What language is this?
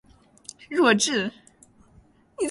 Chinese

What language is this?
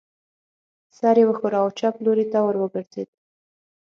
Pashto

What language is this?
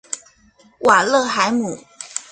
Chinese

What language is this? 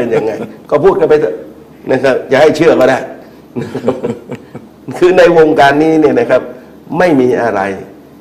Thai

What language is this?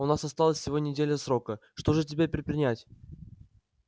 Russian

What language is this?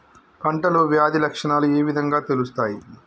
Telugu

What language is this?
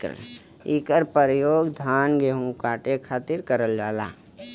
Bhojpuri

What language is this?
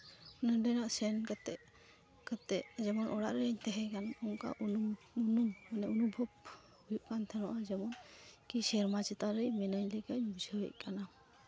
Santali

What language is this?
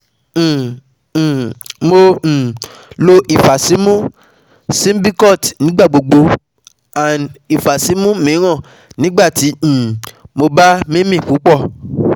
Yoruba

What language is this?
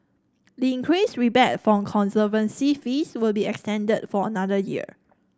English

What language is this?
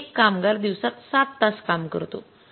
Marathi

